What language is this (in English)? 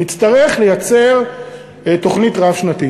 Hebrew